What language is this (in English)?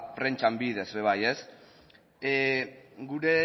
Basque